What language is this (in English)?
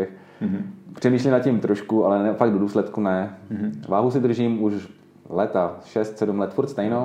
Czech